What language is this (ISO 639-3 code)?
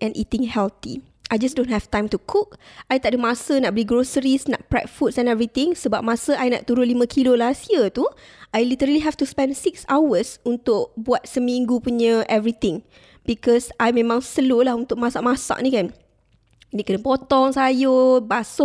msa